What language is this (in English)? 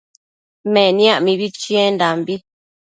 Matsés